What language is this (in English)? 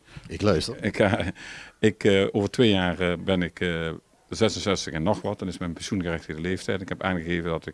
Dutch